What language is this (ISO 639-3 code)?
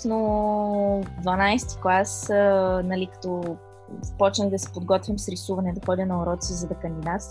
bul